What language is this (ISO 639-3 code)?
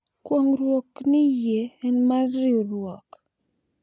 luo